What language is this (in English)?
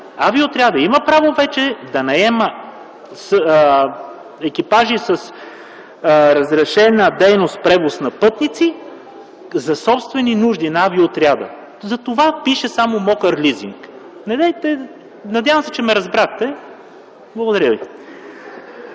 Bulgarian